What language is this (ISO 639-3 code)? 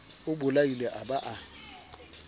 sot